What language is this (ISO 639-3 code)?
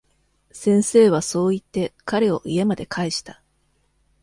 jpn